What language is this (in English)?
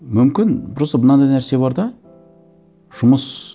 Kazakh